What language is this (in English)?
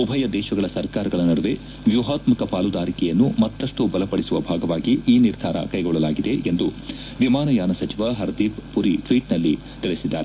Kannada